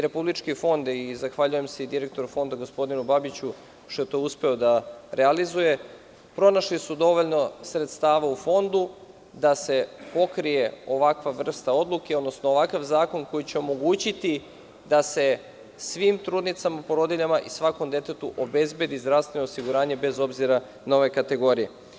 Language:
Serbian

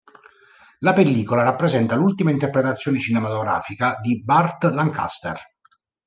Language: Italian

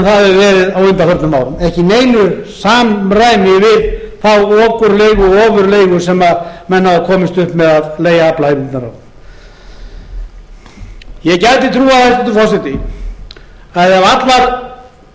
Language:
Icelandic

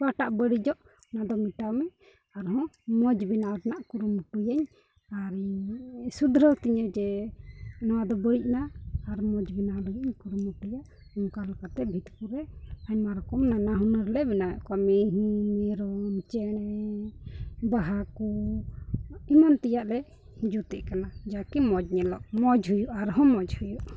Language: Santali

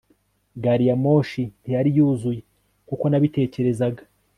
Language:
Kinyarwanda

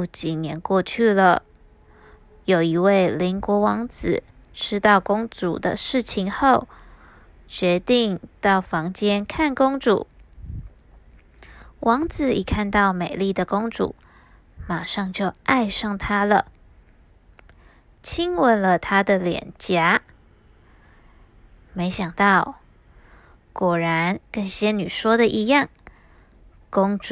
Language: Chinese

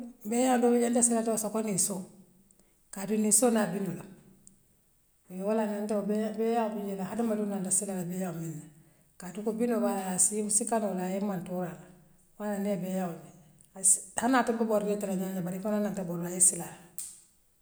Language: Western Maninkakan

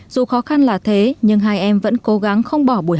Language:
Vietnamese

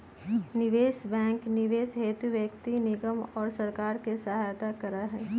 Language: Magahi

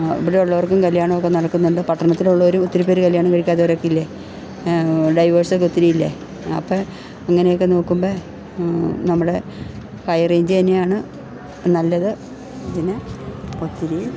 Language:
Malayalam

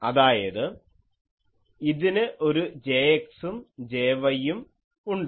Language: Malayalam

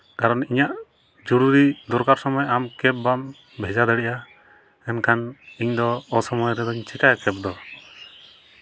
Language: Santali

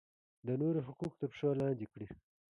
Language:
Pashto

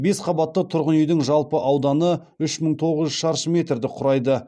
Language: Kazakh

